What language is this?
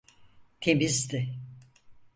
Turkish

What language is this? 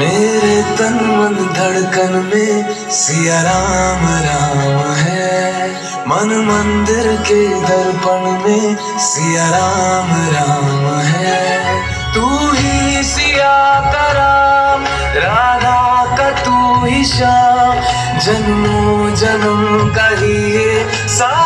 Arabic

